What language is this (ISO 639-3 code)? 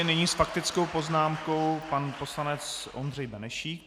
ces